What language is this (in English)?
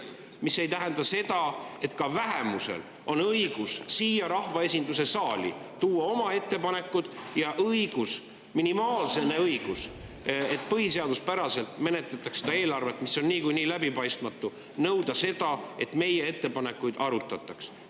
Estonian